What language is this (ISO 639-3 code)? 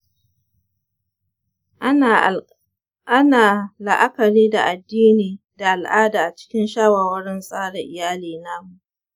hau